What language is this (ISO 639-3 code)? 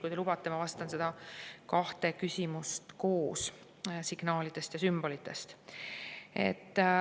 est